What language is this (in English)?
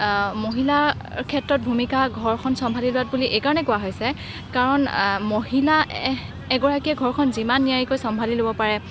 Assamese